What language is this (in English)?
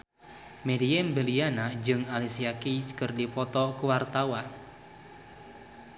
Sundanese